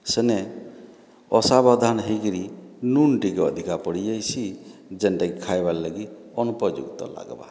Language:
Odia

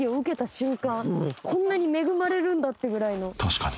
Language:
Japanese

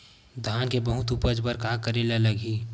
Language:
Chhattisgarhi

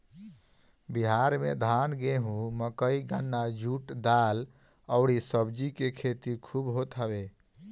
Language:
Bhojpuri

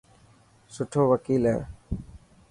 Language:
Dhatki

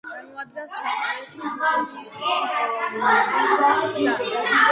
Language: Georgian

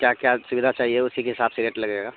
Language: Urdu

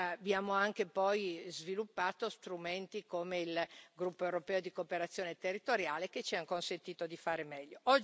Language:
Italian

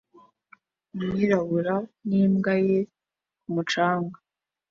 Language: Kinyarwanda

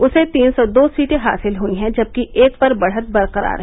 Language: Hindi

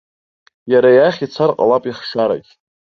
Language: Abkhazian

